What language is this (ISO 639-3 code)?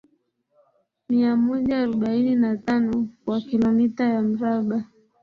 swa